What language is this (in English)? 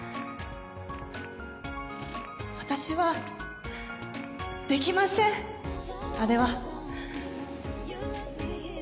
Japanese